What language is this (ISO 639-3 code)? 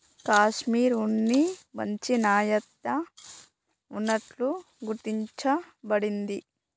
tel